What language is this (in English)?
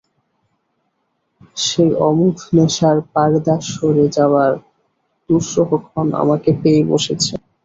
Bangla